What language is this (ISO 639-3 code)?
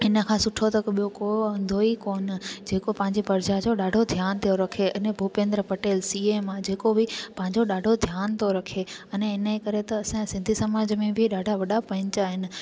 snd